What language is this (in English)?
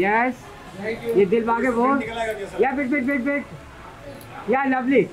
Hindi